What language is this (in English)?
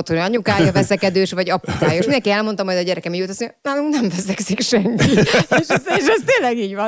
Hungarian